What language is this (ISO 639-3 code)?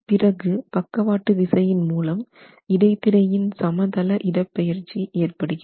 tam